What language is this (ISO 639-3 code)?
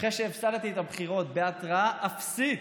heb